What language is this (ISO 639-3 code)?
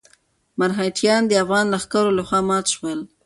pus